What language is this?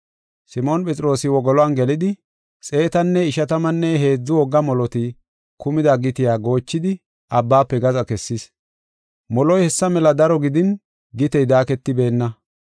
Gofa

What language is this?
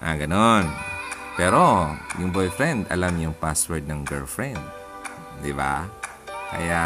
Filipino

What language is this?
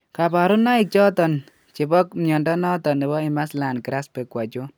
Kalenjin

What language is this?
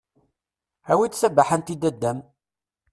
Kabyle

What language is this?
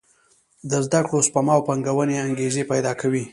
Pashto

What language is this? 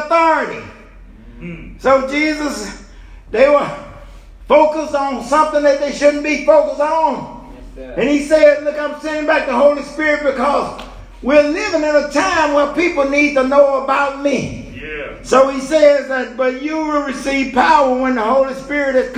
English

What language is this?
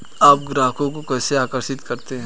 Hindi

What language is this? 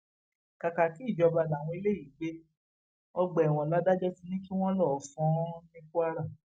Yoruba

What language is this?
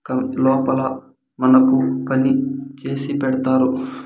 Telugu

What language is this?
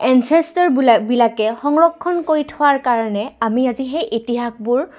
Assamese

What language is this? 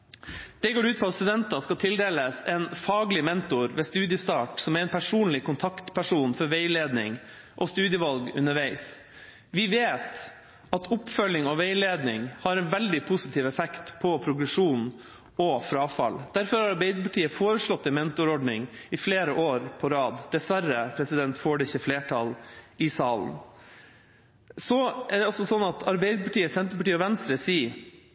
Norwegian Bokmål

